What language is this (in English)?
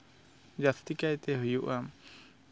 Santali